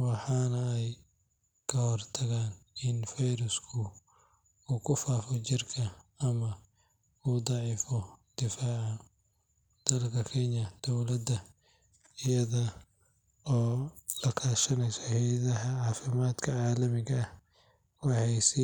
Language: Somali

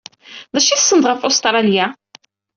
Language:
Kabyle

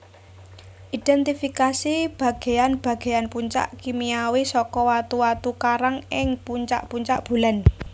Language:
Javanese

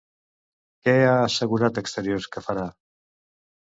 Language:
Catalan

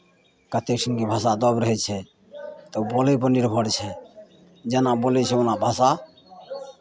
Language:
Maithili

